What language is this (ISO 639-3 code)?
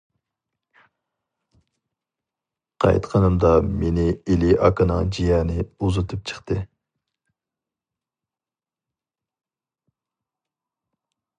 uig